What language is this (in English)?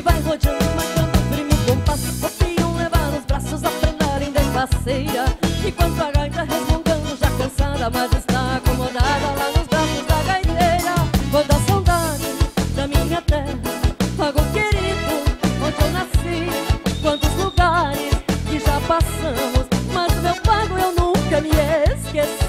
Portuguese